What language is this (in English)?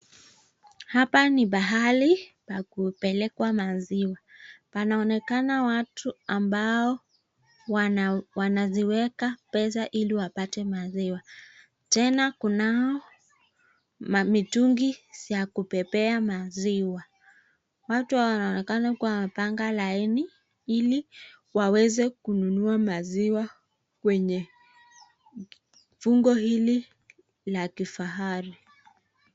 Swahili